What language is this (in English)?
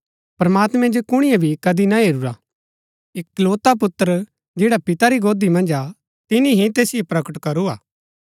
Gaddi